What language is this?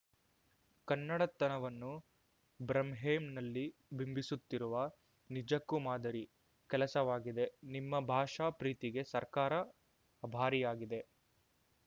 Kannada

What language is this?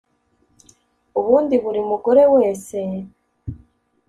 Kinyarwanda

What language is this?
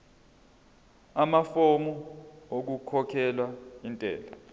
Zulu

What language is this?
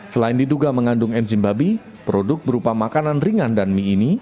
Indonesian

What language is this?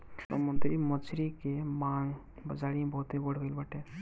Bhojpuri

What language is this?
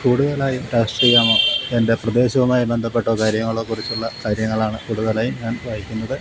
Malayalam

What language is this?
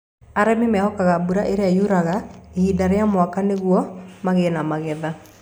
Kikuyu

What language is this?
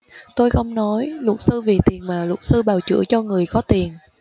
Vietnamese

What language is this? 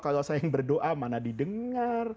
Indonesian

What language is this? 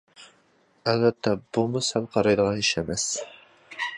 Uyghur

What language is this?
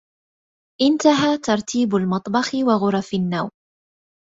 Arabic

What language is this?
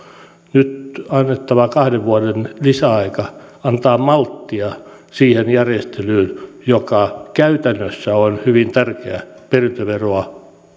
Finnish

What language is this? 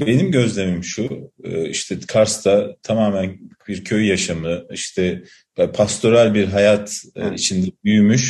Turkish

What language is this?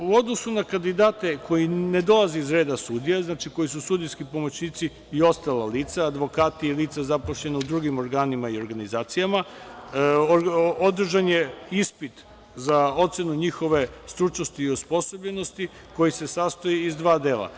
Serbian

